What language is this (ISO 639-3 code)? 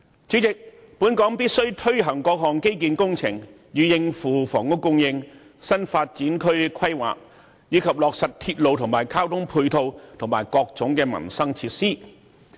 yue